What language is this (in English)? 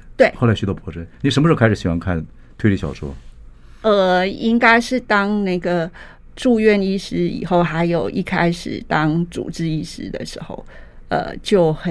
Chinese